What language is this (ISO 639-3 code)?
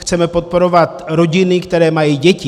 ces